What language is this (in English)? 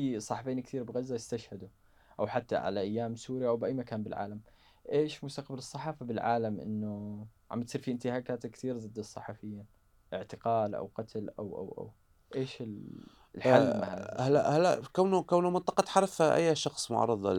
Arabic